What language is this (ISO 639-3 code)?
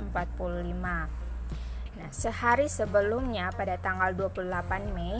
ind